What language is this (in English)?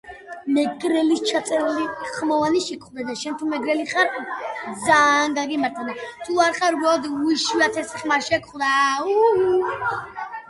Georgian